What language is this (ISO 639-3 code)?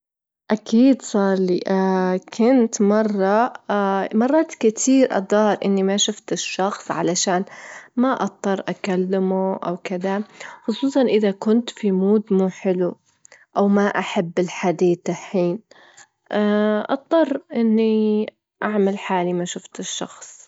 afb